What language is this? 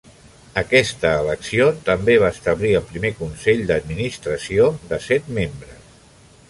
Catalan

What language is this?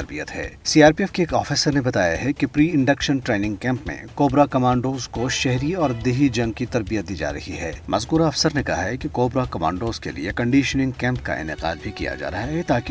Urdu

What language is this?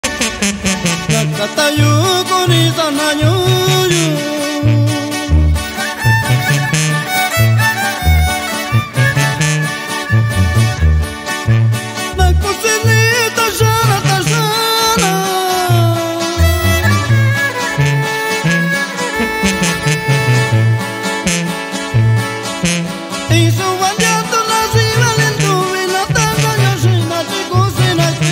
Romanian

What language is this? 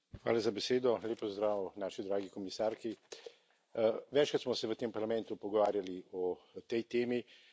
Slovenian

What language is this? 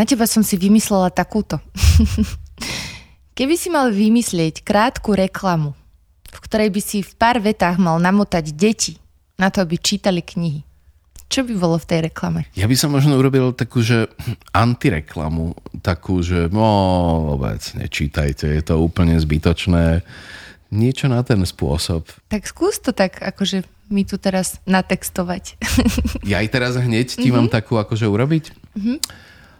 Slovak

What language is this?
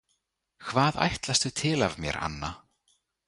Icelandic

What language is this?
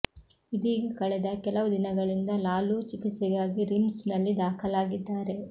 Kannada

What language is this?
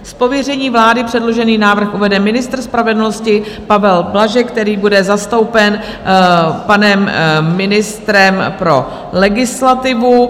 Czech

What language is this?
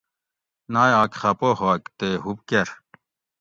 Gawri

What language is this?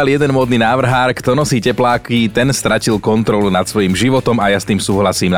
Slovak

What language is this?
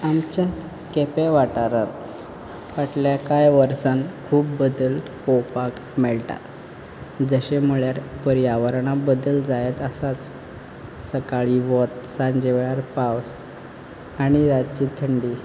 Konkani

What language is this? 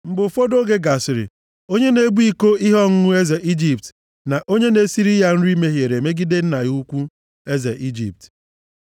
Igbo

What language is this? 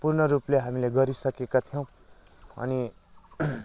Nepali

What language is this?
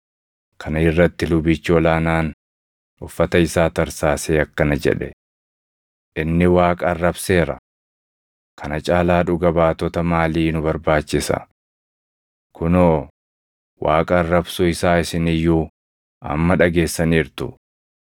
Oromo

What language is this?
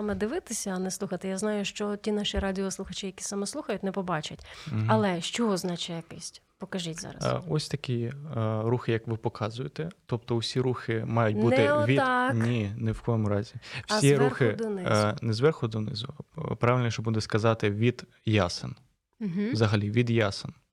Ukrainian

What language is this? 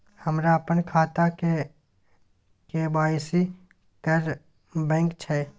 Maithili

